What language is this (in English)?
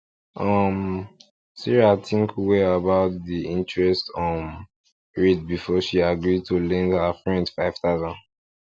Nigerian Pidgin